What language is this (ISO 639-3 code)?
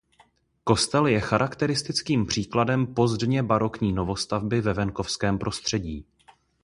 ces